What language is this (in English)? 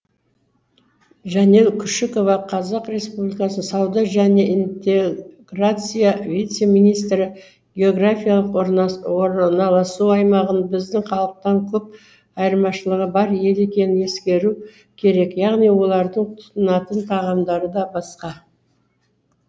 Kazakh